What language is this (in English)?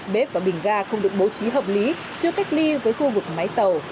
Vietnamese